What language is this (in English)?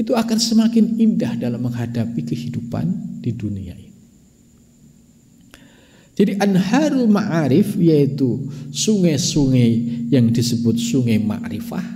Indonesian